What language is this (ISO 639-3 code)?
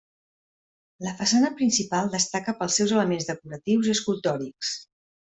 cat